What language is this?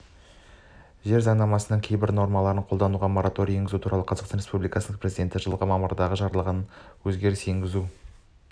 Kazakh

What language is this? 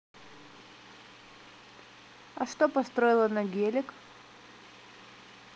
Russian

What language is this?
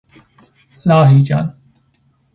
Persian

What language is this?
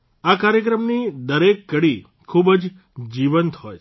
Gujarati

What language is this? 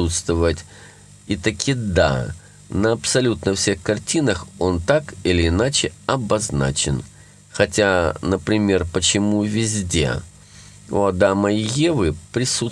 Russian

